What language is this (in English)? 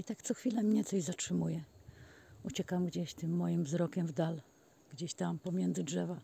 Polish